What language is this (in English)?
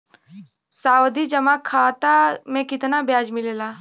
Bhojpuri